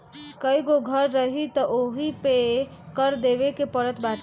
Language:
Bhojpuri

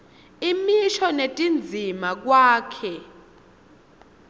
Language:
Swati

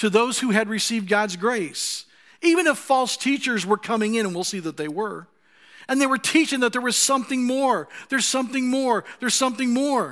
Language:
English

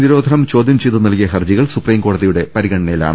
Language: Malayalam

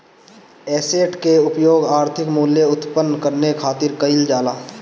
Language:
Bhojpuri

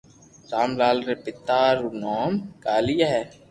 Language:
Loarki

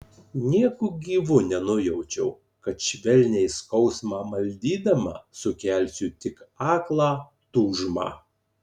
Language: Lithuanian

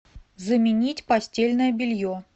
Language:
Russian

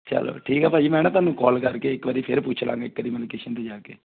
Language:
Punjabi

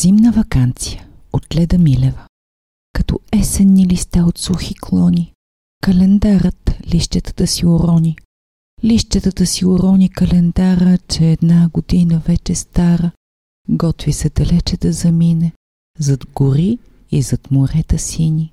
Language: Bulgarian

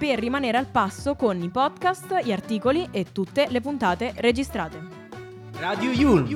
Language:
Italian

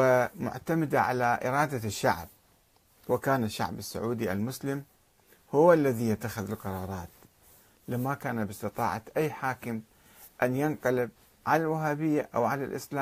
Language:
Arabic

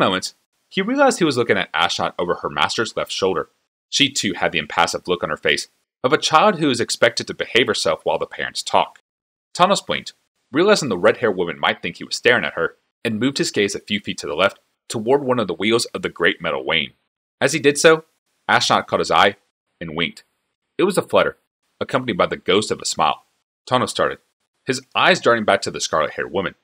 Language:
English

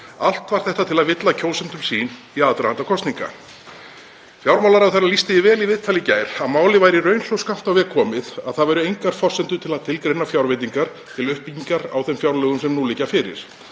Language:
Icelandic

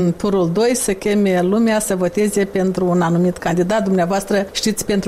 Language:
Romanian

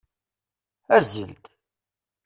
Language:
Kabyle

